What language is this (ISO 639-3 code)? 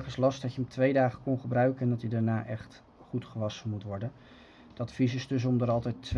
nld